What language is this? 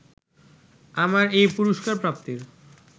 Bangla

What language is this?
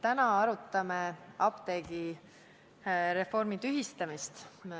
Estonian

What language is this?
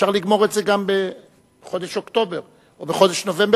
Hebrew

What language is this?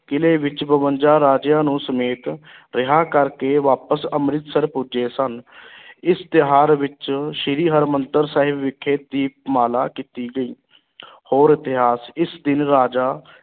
Punjabi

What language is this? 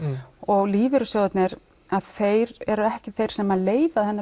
Icelandic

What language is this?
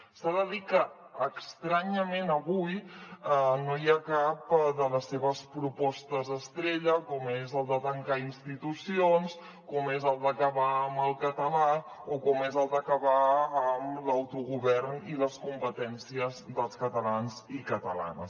Catalan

